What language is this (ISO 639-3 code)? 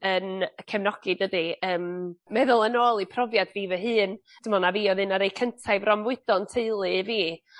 cym